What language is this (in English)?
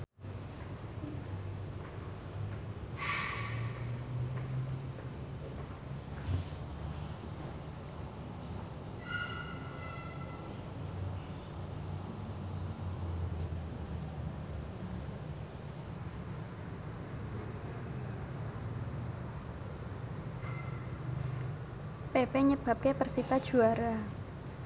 Javanese